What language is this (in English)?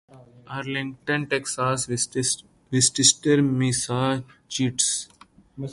Urdu